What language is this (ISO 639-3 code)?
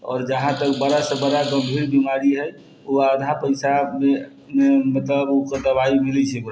mai